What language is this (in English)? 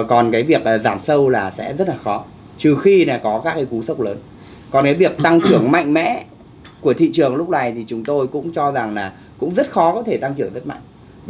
Vietnamese